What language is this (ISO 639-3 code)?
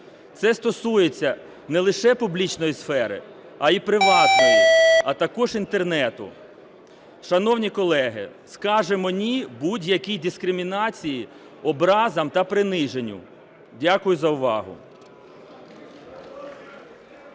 ukr